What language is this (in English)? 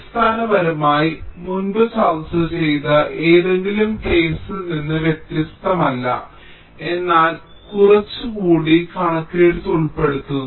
Malayalam